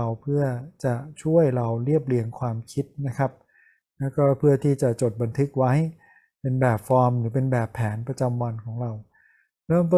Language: Thai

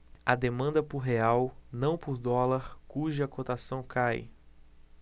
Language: Portuguese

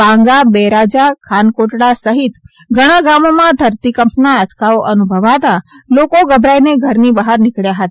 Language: Gujarati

